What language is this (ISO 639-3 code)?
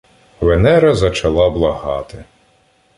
ukr